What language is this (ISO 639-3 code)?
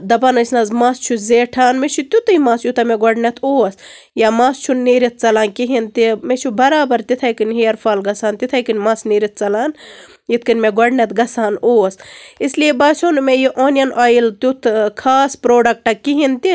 kas